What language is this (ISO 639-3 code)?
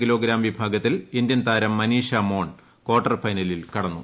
mal